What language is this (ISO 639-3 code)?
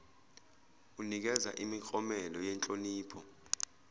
zul